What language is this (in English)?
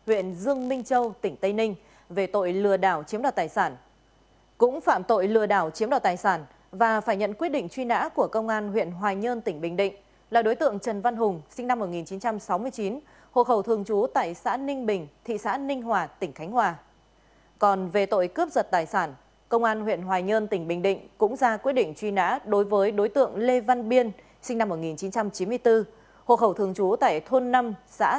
Vietnamese